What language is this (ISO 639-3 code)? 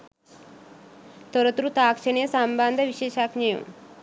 sin